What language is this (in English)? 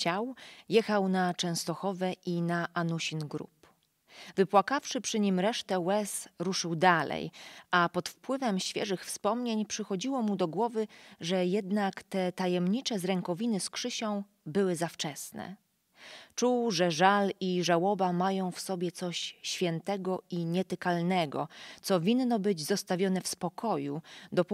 Polish